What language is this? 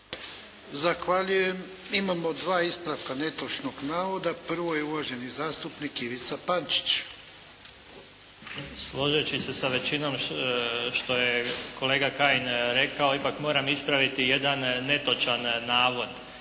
Croatian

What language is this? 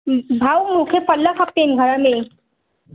Sindhi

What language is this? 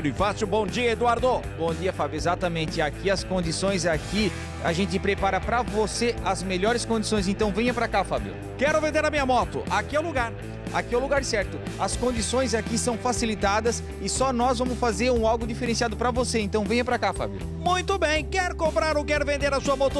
Portuguese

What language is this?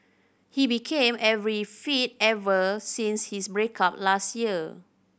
English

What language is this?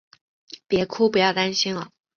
Chinese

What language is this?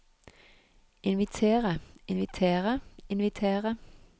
Norwegian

